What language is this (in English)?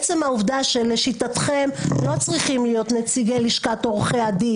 Hebrew